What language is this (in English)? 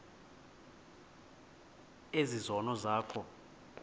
Xhosa